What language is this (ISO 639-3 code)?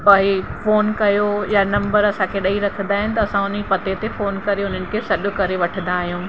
snd